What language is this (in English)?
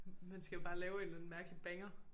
Danish